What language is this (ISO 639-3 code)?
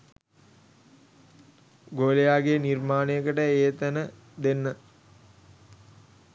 sin